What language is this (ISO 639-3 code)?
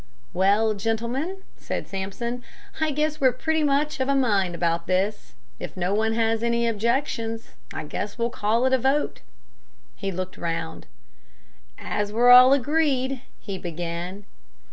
eng